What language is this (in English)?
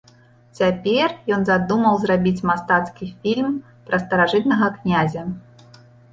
Belarusian